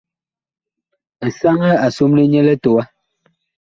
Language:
Bakoko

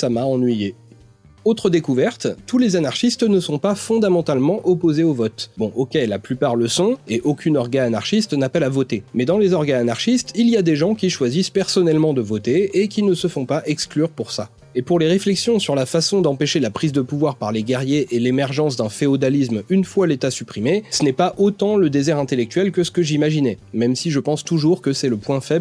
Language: French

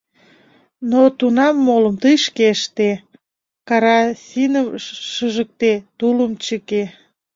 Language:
Mari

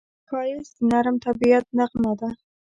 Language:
Pashto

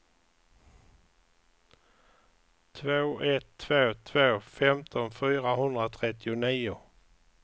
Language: Swedish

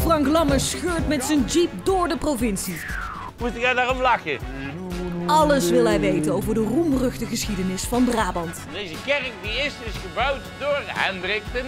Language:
Dutch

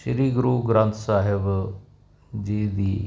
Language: Punjabi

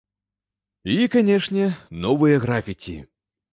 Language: Belarusian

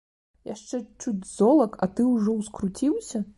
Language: Belarusian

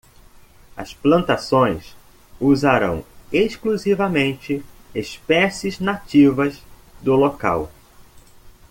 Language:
Portuguese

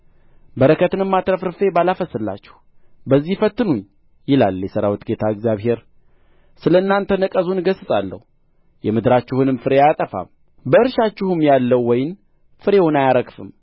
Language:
Amharic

